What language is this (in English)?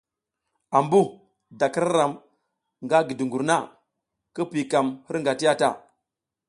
South Giziga